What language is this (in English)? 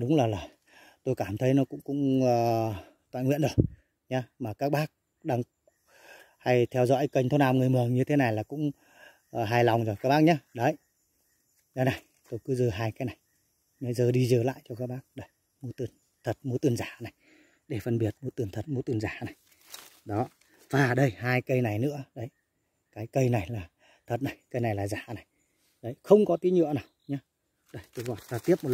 Vietnamese